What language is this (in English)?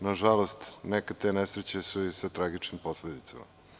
Serbian